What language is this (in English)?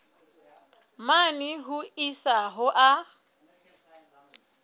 Southern Sotho